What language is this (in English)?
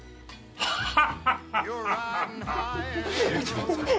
Japanese